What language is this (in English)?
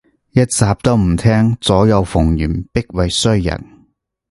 Cantonese